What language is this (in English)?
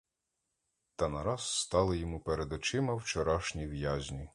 Ukrainian